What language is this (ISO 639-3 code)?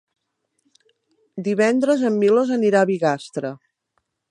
cat